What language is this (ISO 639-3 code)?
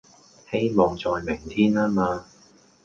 yue